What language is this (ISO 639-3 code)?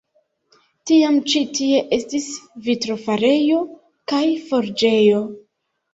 epo